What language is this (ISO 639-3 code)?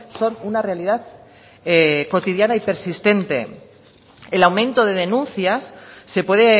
spa